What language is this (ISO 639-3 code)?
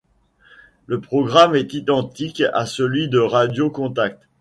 fra